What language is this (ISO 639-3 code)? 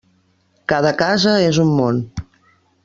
cat